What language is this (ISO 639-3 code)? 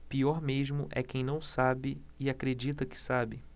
por